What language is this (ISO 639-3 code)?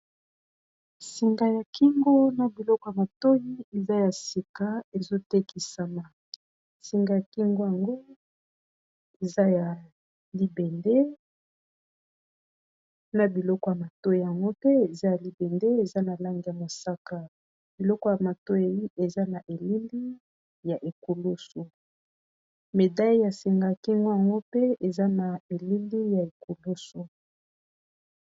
lin